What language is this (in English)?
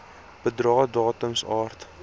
Afrikaans